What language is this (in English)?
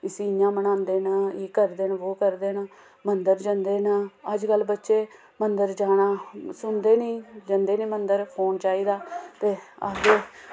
Dogri